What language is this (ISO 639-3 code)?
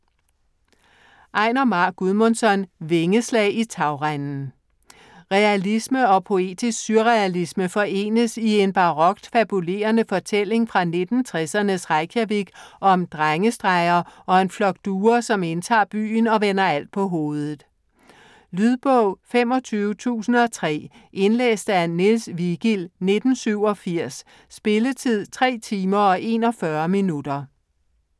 dan